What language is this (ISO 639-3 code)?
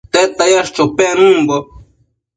mcf